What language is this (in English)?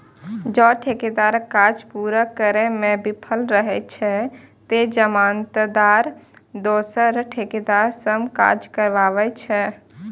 Maithili